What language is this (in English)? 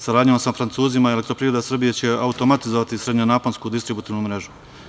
Serbian